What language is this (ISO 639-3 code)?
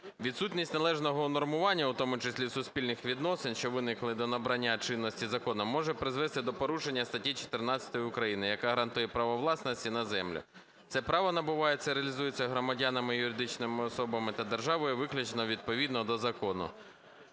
ukr